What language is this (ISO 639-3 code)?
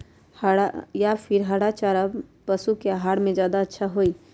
mag